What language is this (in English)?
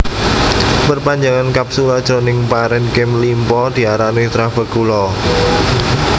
Javanese